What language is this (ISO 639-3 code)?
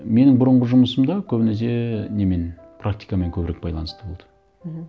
kaz